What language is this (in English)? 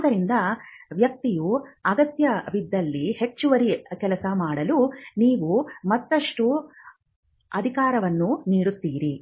Kannada